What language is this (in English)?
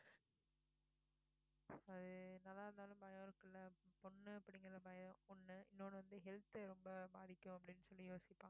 Tamil